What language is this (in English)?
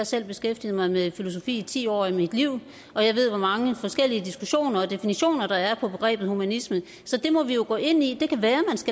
Danish